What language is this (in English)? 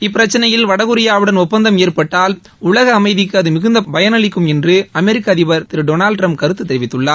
Tamil